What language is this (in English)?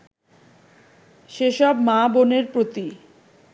Bangla